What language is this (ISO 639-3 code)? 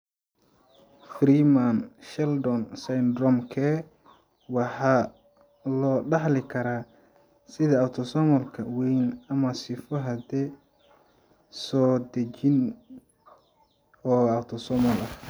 som